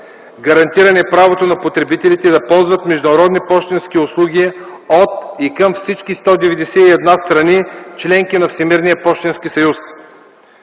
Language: Bulgarian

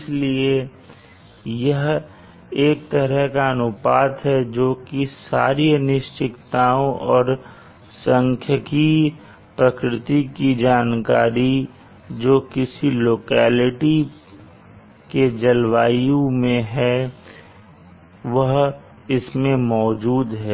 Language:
Hindi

